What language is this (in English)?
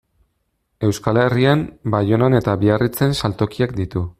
Basque